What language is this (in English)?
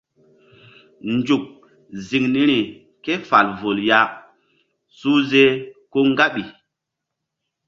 Mbum